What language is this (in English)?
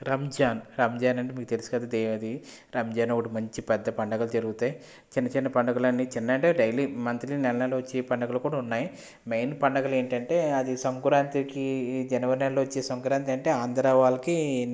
Telugu